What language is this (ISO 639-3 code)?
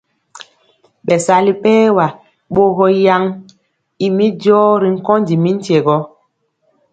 mcx